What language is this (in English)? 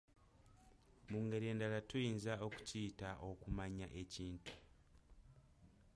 Ganda